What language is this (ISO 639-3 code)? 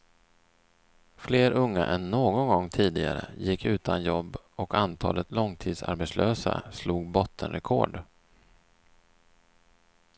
swe